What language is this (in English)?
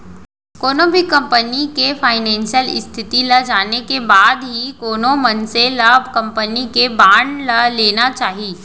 Chhattisgarhi